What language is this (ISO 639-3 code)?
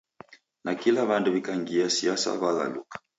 dav